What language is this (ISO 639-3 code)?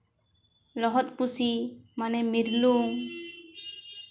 sat